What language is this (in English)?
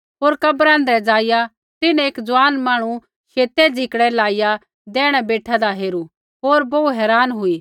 Kullu Pahari